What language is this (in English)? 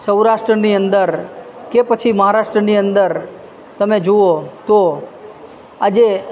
Gujarati